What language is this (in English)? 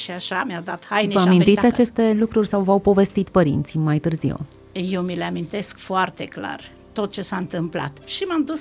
Romanian